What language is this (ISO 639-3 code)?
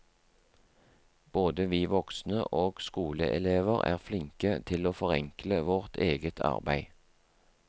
nor